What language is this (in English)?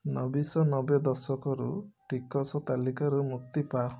Odia